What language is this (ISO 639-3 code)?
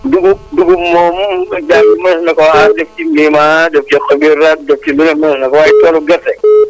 wol